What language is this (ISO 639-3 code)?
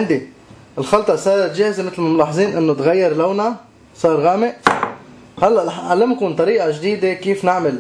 ara